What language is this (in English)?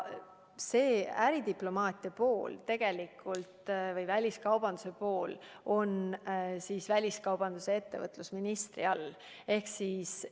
Estonian